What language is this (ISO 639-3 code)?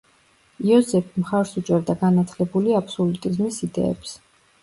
kat